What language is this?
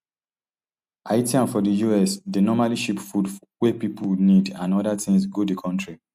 Nigerian Pidgin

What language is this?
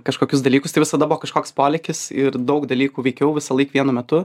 Lithuanian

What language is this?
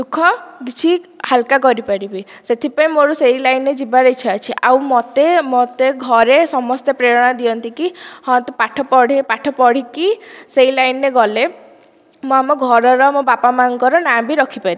Odia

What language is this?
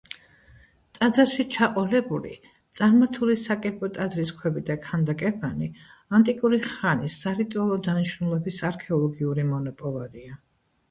Georgian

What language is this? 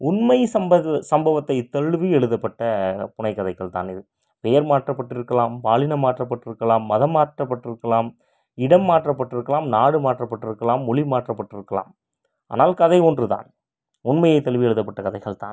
Tamil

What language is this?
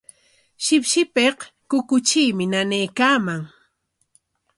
Corongo Ancash Quechua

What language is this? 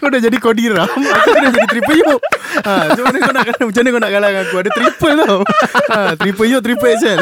Malay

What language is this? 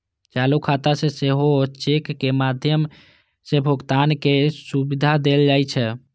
Maithili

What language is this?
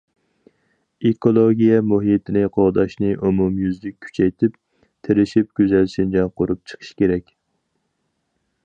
Uyghur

